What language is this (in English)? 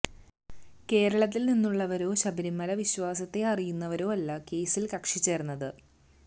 Malayalam